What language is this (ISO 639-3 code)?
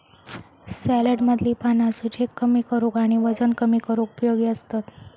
mar